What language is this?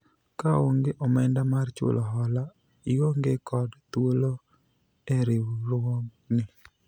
Luo (Kenya and Tanzania)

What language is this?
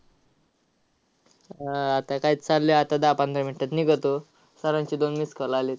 Marathi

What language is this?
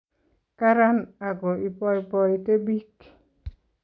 Kalenjin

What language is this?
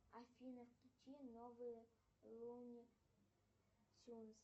Russian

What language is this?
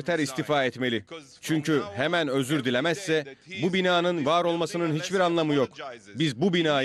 Turkish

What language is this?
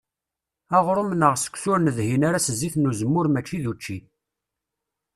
Kabyle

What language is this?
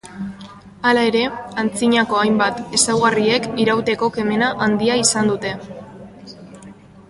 Basque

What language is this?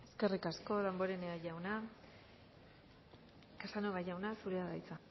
Basque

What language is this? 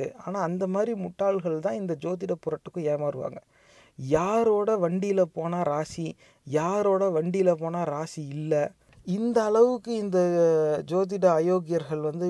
Tamil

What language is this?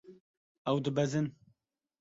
Kurdish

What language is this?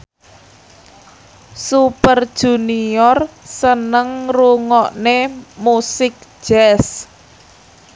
Javanese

